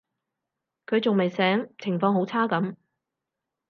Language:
Cantonese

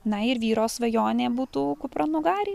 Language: Lithuanian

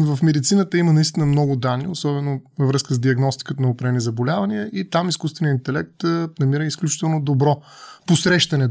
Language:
Bulgarian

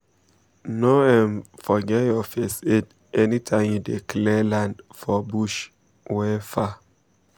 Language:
Nigerian Pidgin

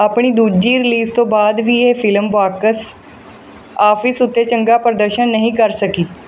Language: Punjabi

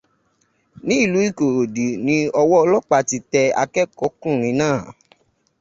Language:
Yoruba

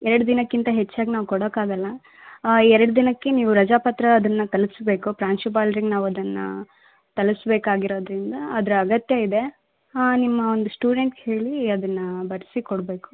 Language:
Kannada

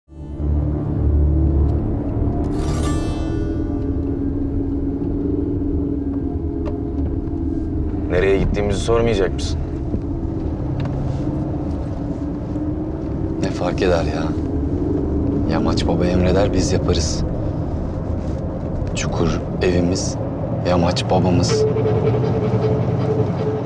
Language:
Turkish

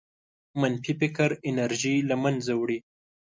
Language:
Pashto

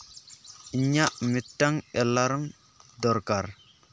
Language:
Santali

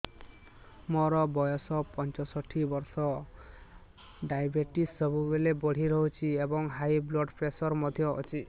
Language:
Odia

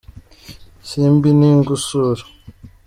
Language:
Kinyarwanda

